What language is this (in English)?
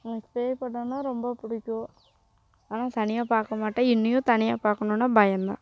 Tamil